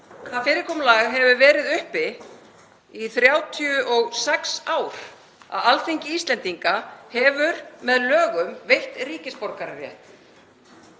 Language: Icelandic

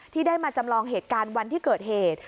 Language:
Thai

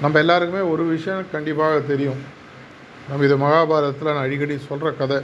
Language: Tamil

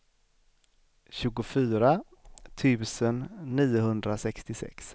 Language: Swedish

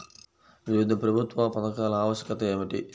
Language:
Telugu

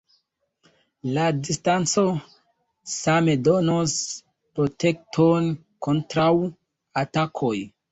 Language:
Esperanto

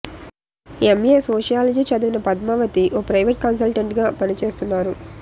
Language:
Telugu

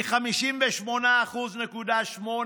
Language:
Hebrew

